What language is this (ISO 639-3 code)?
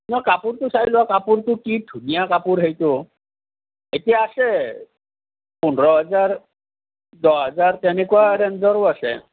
asm